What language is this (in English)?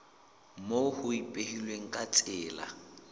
Southern Sotho